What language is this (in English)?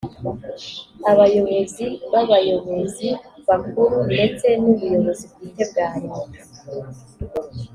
Kinyarwanda